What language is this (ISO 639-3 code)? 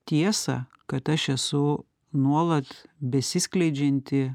lit